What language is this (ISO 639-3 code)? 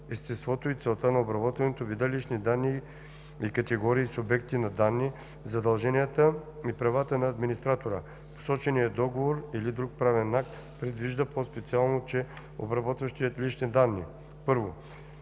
bul